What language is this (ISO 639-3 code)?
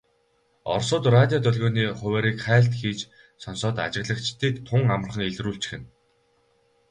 mon